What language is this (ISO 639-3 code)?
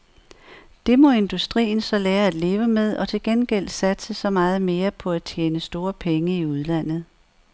dan